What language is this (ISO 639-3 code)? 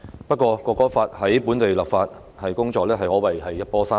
yue